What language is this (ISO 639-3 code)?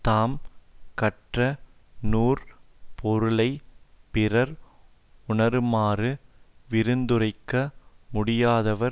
tam